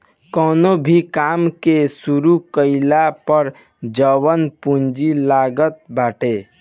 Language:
Bhojpuri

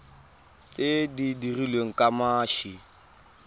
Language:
Tswana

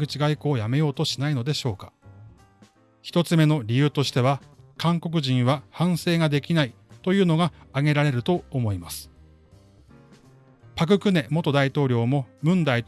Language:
Japanese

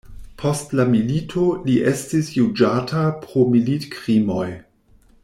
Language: Esperanto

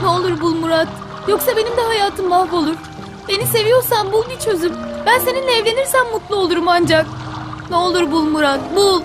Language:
Turkish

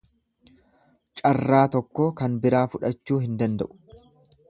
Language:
Oromo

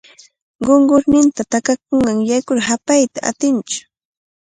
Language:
Cajatambo North Lima Quechua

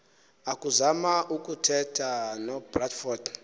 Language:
Xhosa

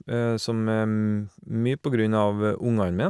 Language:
Norwegian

